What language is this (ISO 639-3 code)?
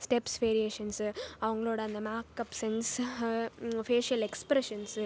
tam